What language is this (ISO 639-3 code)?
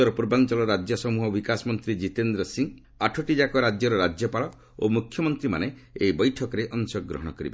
ori